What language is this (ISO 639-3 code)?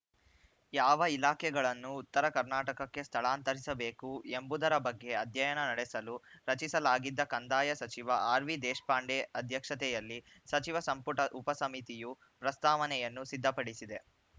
kan